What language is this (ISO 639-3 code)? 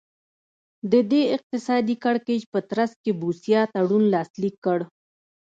pus